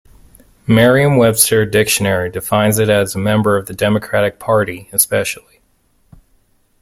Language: English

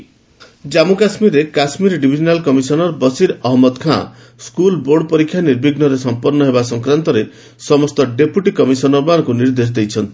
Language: Odia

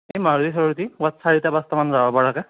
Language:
Assamese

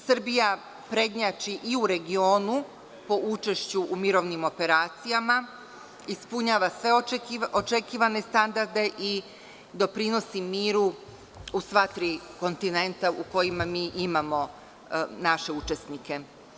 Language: Serbian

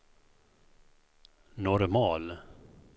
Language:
Swedish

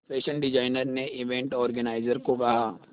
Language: Hindi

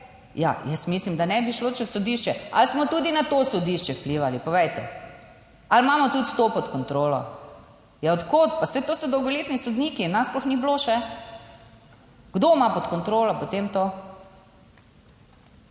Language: Slovenian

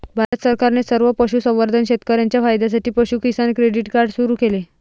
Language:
Marathi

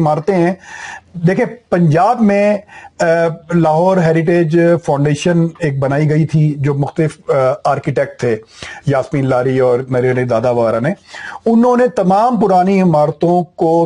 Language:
Urdu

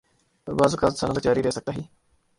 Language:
Urdu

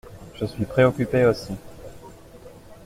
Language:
French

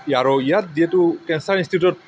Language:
Assamese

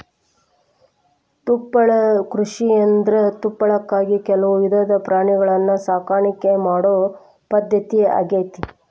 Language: Kannada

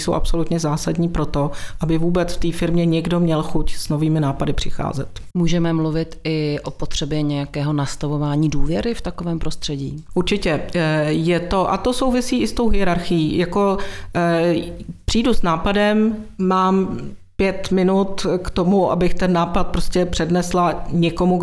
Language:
Czech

